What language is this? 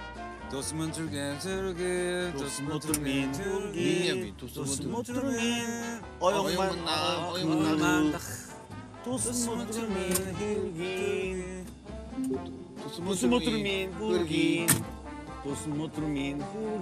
Korean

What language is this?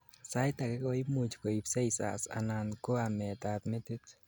Kalenjin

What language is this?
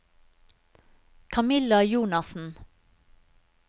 Norwegian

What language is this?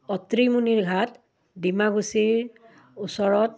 Assamese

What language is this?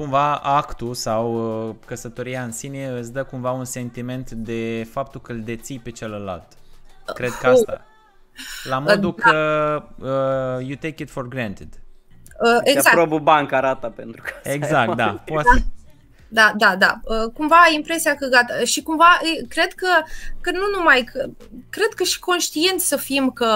Romanian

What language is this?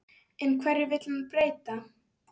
Icelandic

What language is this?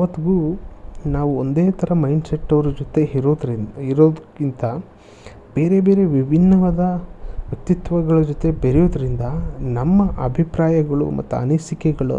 Kannada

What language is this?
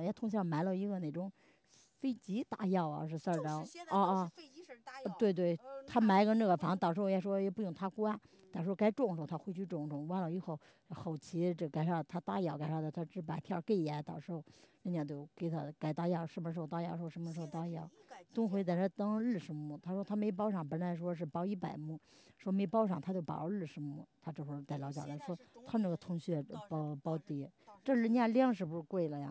Chinese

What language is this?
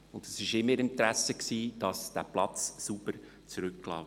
Swiss German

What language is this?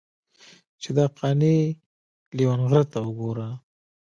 Pashto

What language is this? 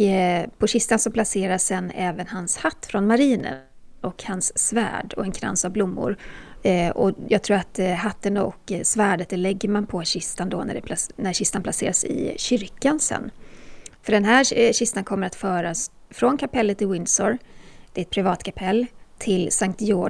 Swedish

